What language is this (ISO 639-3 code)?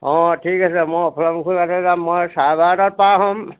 asm